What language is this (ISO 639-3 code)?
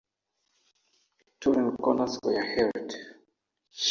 eng